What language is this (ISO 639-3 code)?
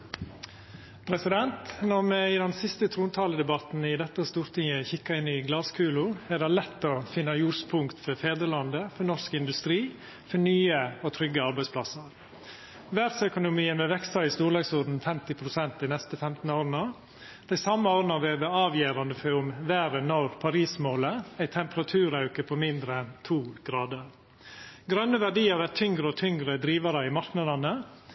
nno